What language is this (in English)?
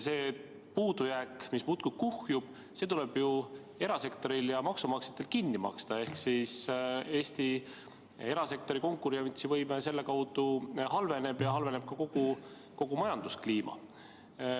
Estonian